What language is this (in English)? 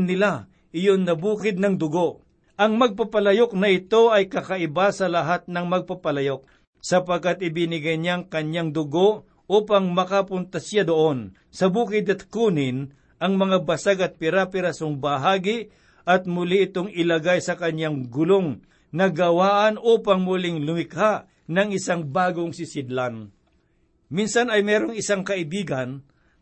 Filipino